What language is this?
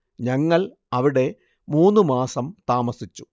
Malayalam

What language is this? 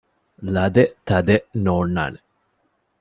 Divehi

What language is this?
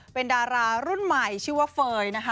Thai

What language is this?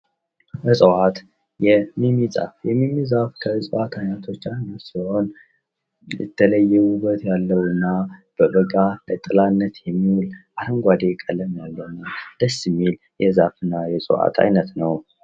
Amharic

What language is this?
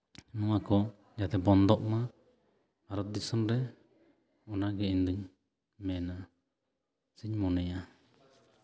Santali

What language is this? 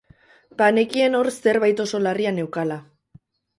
Basque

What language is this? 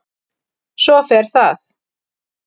Icelandic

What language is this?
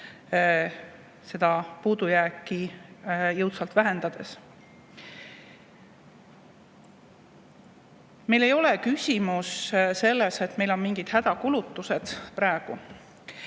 Estonian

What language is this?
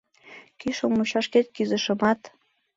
Mari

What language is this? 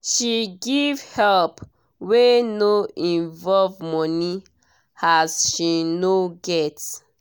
Nigerian Pidgin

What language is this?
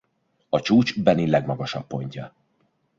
Hungarian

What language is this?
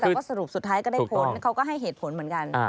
Thai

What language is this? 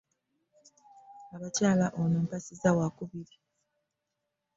Ganda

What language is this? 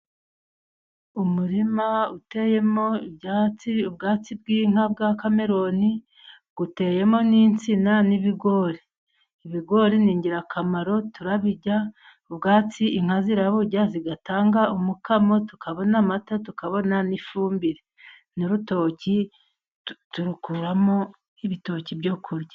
Kinyarwanda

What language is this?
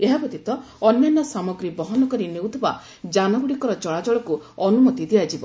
Odia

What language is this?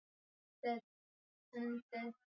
Swahili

